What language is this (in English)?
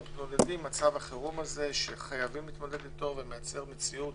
Hebrew